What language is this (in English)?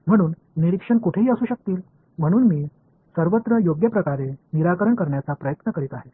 Tamil